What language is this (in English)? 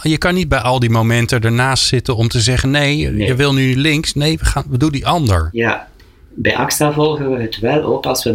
Dutch